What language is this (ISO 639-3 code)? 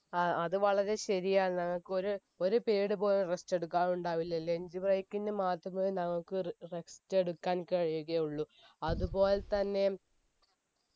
mal